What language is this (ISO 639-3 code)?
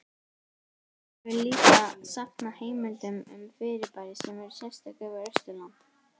isl